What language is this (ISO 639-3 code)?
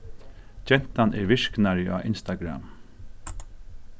fao